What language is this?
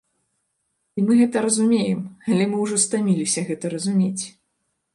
Belarusian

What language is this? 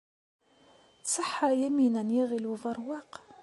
Kabyle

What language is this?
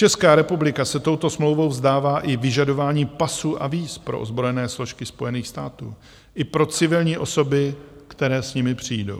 Czech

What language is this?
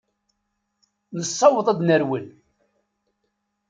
Kabyle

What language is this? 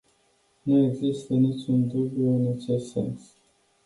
Romanian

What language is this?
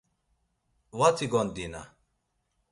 Laz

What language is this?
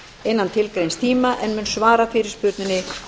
Icelandic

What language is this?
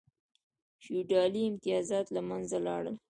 Pashto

